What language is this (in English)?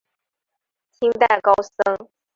Chinese